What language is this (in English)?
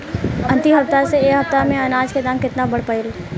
Bhojpuri